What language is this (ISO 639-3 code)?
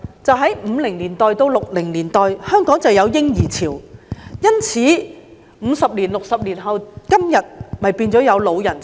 yue